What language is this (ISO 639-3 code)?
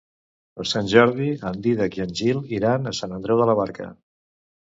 cat